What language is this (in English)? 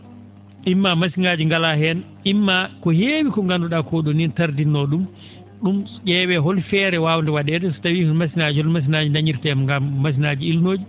Fula